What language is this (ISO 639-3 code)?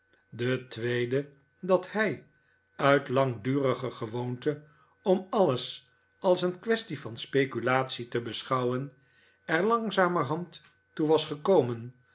nld